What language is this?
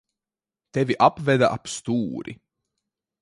Latvian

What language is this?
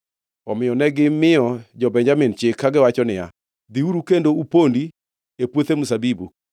Luo (Kenya and Tanzania)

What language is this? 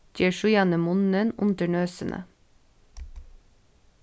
Faroese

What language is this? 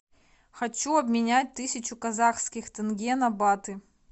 Russian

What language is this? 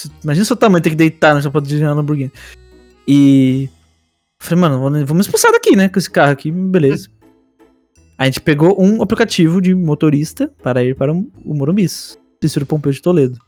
Portuguese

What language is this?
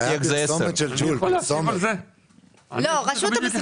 Hebrew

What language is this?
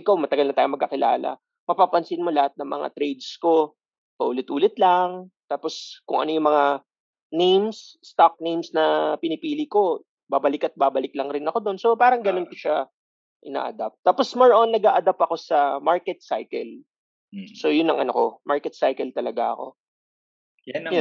Filipino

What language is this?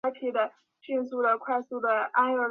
Chinese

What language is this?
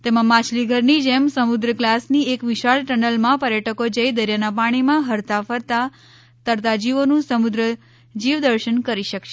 Gujarati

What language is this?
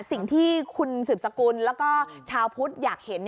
Thai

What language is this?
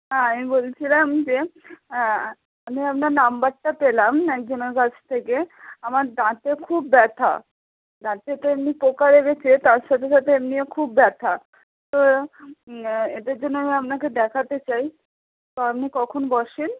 Bangla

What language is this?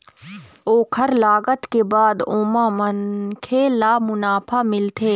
Chhattisgarhi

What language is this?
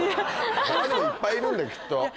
Japanese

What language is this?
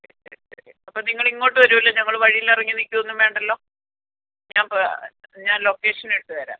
Malayalam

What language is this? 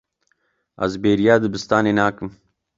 Kurdish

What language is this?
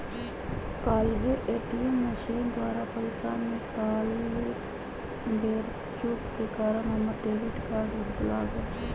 Magahi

